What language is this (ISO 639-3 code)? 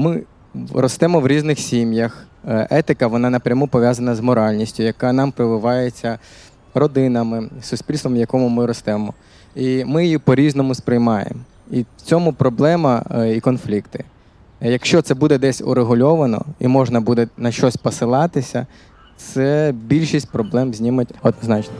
ukr